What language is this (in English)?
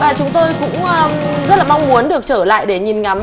Vietnamese